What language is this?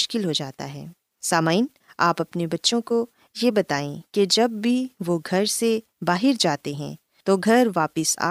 Urdu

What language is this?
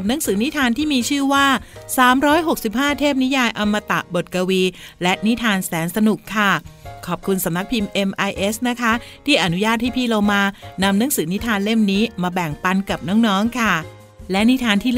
Thai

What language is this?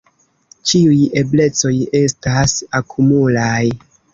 Esperanto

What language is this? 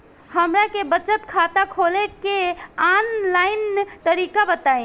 Bhojpuri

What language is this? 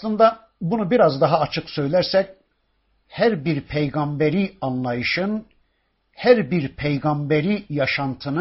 Turkish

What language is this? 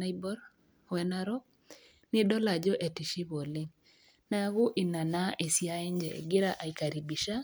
Masai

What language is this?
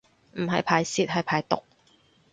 Cantonese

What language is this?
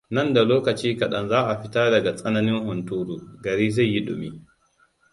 Hausa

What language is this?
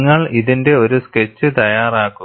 Malayalam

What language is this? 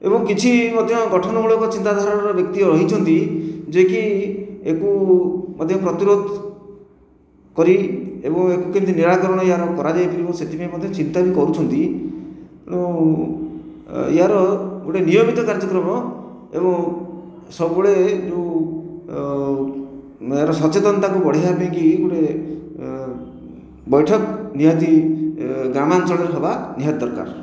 Odia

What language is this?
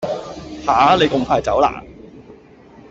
Cantonese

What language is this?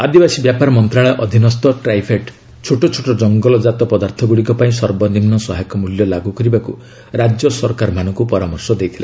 Odia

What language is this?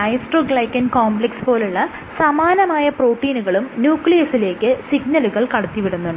Malayalam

